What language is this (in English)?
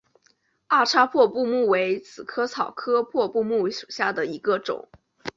Chinese